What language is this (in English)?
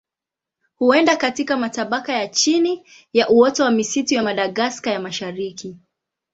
Swahili